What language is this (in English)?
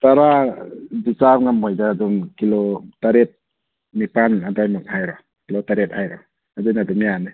Manipuri